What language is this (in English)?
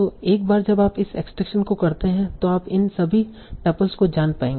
Hindi